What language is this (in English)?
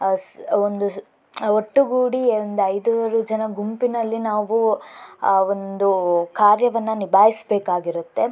Kannada